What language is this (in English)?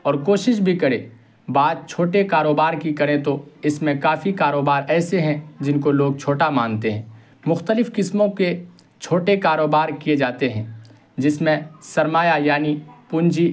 Urdu